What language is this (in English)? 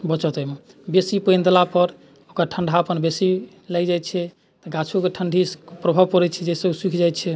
Maithili